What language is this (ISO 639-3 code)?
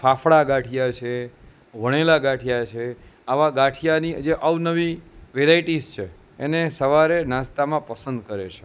guj